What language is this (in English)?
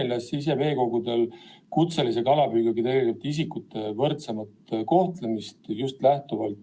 Estonian